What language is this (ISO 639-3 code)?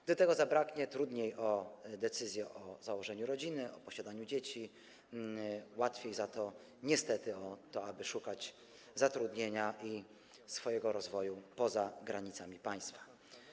pol